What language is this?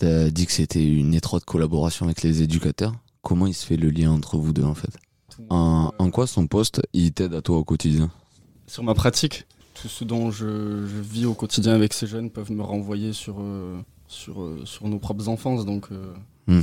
French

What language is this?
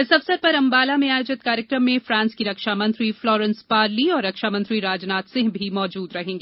Hindi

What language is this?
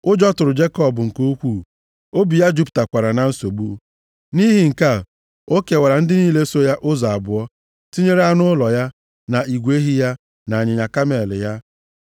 Igbo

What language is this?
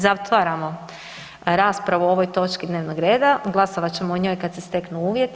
Croatian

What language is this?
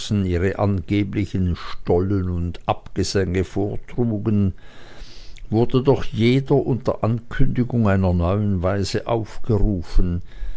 German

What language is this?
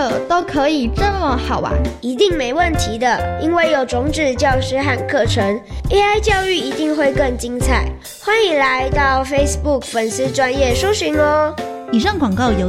Chinese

